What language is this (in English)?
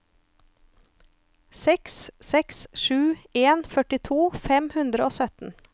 Norwegian